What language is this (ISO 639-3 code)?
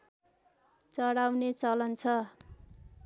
nep